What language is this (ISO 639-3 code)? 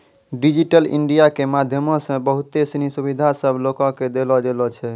mai